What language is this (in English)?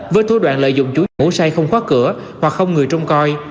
Vietnamese